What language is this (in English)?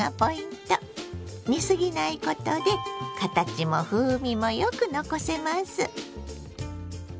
Japanese